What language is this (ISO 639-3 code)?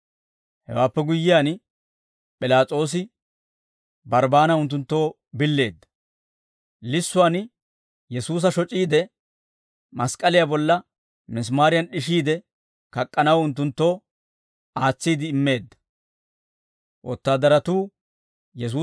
dwr